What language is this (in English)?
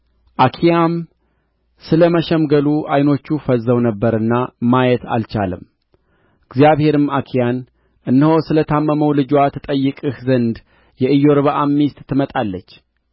Amharic